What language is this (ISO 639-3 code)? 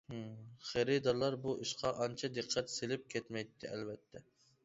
uig